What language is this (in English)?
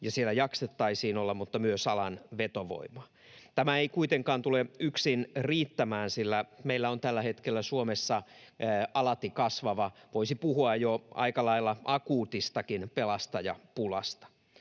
Finnish